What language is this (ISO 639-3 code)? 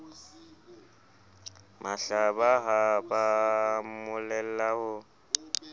sot